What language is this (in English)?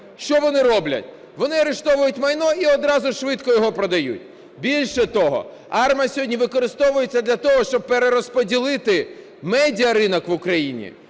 Ukrainian